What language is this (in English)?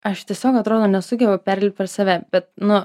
Lithuanian